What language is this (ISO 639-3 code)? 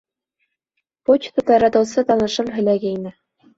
bak